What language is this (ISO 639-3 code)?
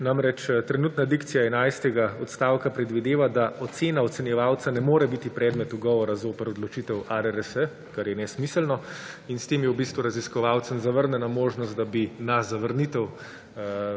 slv